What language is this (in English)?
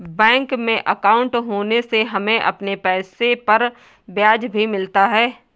Hindi